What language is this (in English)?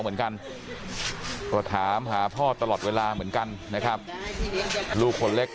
Thai